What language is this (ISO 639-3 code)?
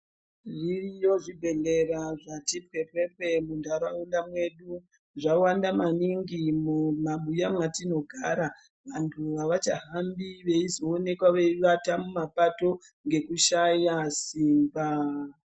ndc